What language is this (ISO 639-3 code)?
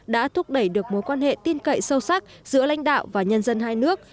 vie